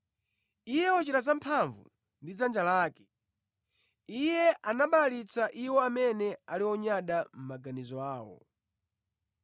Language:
Nyanja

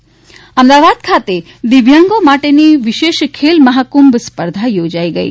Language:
Gujarati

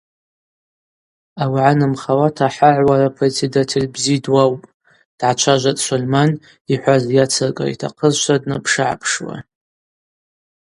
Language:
Abaza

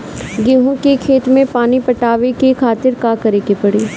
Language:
Bhojpuri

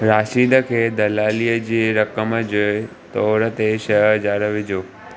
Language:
Sindhi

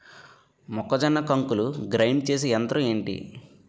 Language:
Telugu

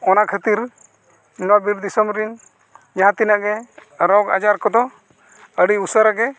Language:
Santali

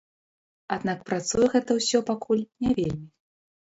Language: Belarusian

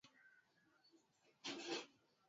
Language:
Swahili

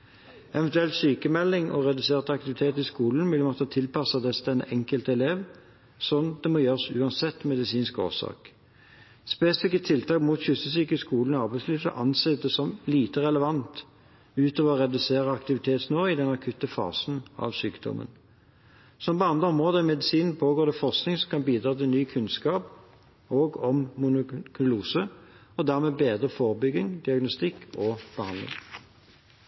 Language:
Norwegian Bokmål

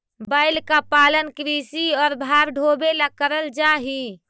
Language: Magahi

